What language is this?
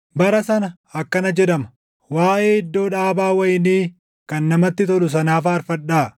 Oromo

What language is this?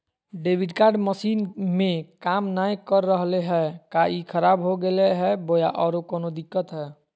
Magahi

